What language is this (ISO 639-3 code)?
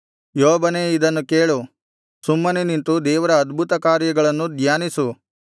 kan